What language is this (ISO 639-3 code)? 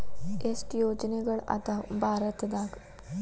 kan